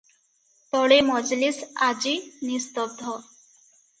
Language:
Odia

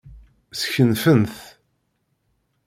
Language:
Kabyle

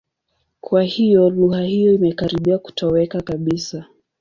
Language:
Swahili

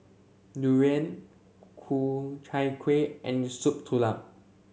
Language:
English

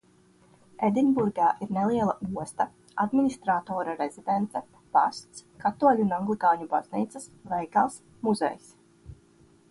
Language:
Latvian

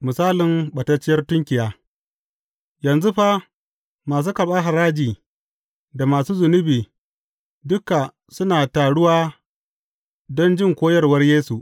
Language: Hausa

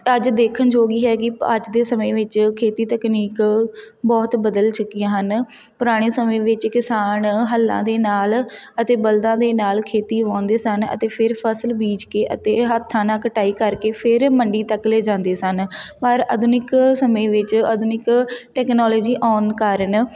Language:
Punjabi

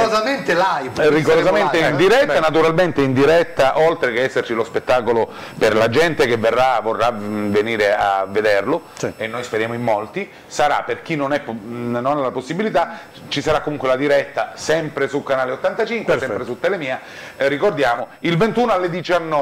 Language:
Italian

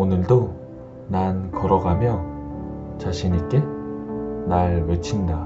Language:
Korean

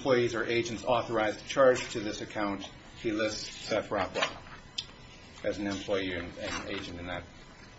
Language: English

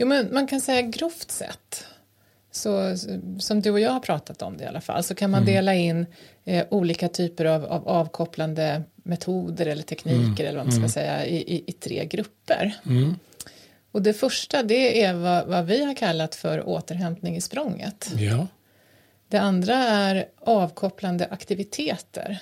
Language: Swedish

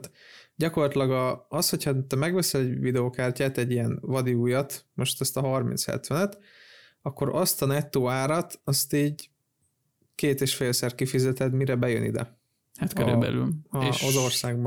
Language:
Hungarian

